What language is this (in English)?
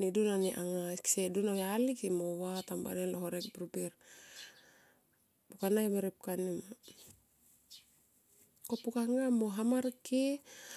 Tomoip